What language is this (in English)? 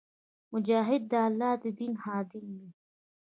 Pashto